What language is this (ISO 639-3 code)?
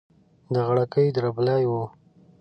pus